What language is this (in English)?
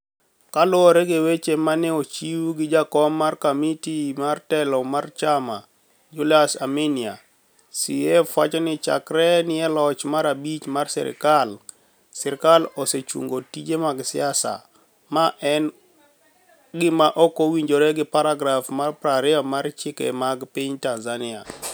Luo (Kenya and Tanzania)